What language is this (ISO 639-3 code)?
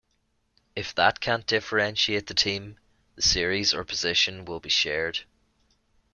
eng